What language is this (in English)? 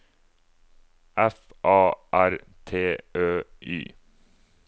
Norwegian